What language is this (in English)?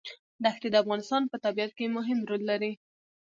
Pashto